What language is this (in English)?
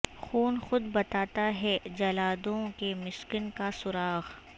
Urdu